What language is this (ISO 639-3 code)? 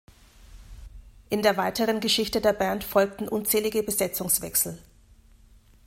deu